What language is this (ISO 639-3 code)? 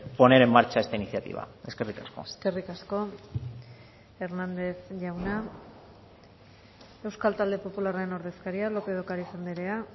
eus